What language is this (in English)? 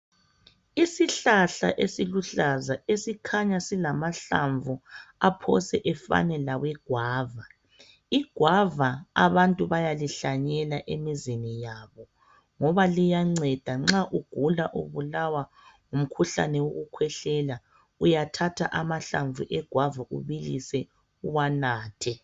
North Ndebele